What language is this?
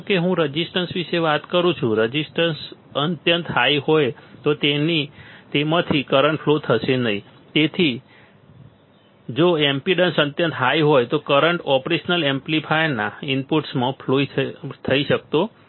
Gujarati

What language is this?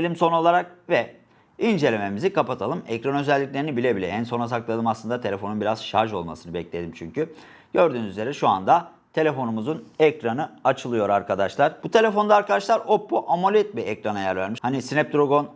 Turkish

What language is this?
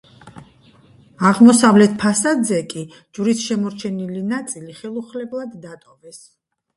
Georgian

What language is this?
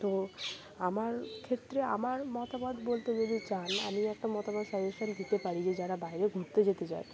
Bangla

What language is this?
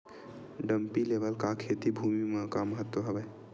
Chhattisgarhi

